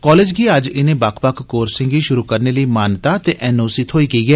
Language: Dogri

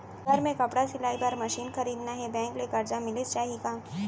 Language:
Chhattisgarhi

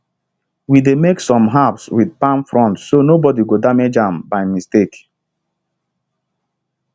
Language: Nigerian Pidgin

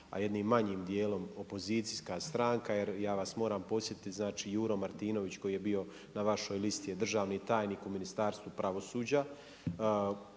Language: Croatian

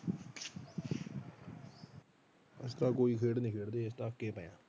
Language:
Punjabi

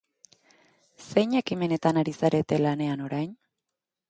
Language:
Basque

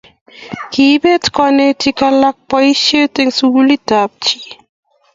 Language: Kalenjin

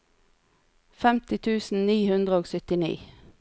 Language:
Norwegian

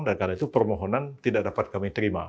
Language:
Indonesian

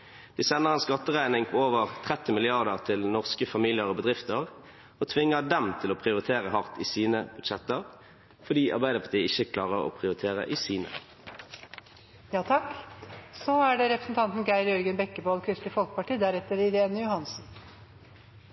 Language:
Norwegian Bokmål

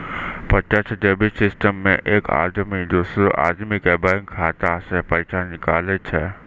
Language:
Maithili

